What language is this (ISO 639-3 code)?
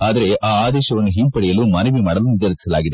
kan